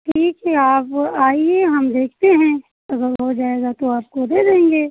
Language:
Hindi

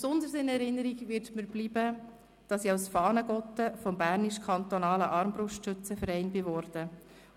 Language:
Swiss German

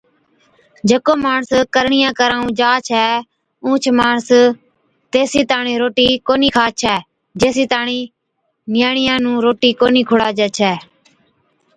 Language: Od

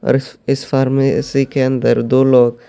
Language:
Urdu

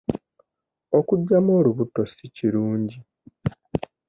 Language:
Ganda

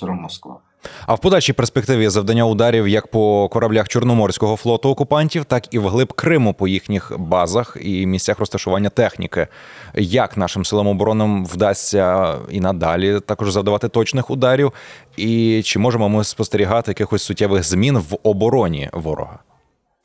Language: Ukrainian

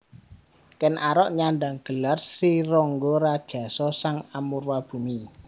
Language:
Javanese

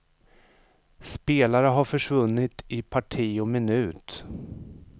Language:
Swedish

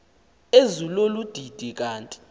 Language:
Xhosa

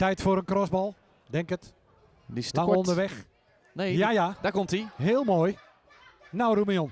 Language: Dutch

